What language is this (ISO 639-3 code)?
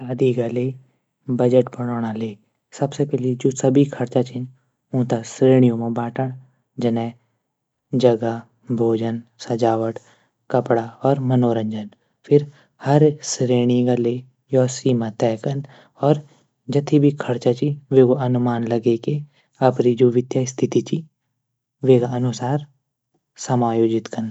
gbm